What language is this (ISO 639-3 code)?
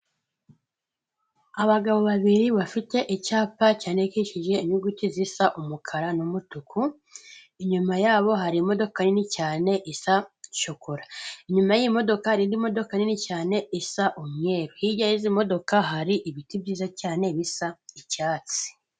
kin